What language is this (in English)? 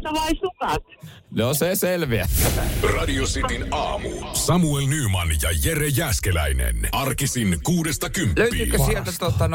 Finnish